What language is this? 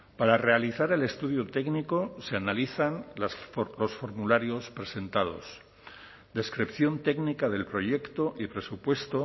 Spanish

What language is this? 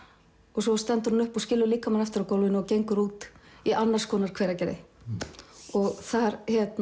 Icelandic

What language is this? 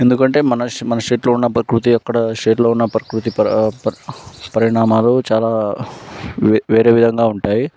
Telugu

